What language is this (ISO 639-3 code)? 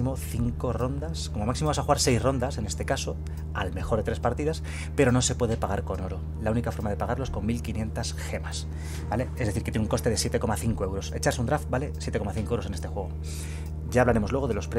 spa